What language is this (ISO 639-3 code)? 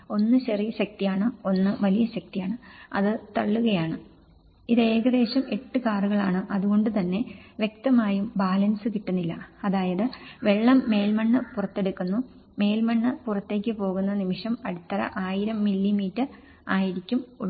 mal